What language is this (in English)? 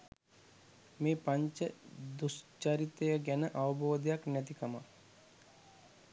Sinhala